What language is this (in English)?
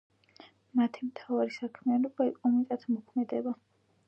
Georgian